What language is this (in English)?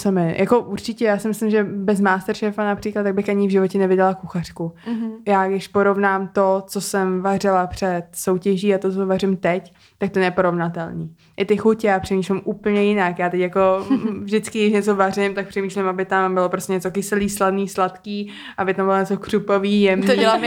Czech